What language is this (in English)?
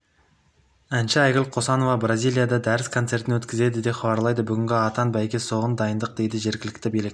Kazakh